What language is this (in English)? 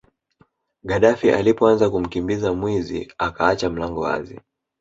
Swahili